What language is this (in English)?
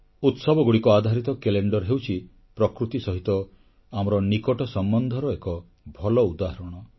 Odia